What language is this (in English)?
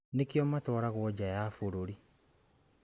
Kikuyu